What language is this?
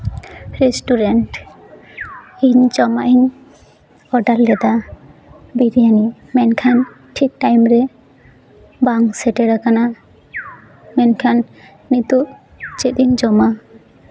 Santali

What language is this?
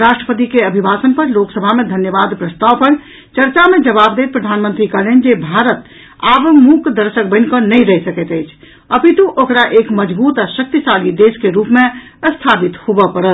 Maithili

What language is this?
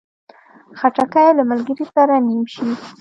Pashto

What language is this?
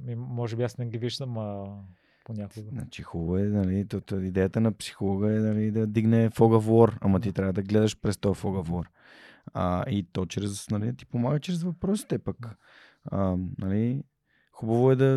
Bulgarian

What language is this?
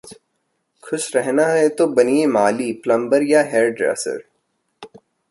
Hindi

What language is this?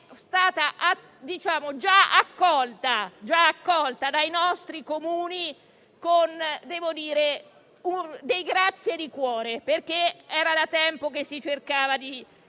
Italian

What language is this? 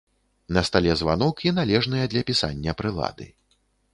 Belarusian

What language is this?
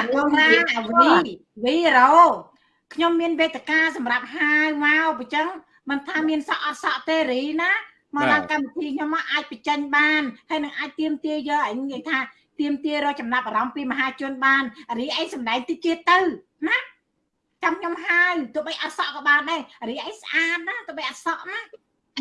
Vietnamese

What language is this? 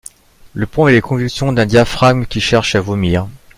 French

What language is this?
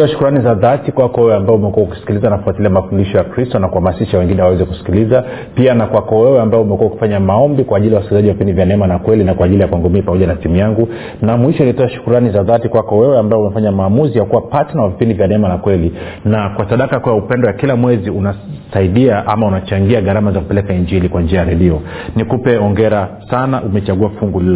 Swahili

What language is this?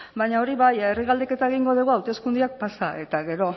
Basque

